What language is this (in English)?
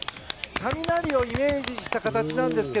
Japanese